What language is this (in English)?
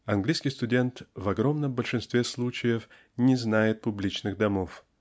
Russian